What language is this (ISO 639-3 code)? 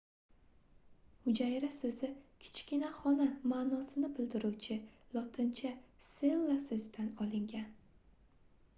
uzb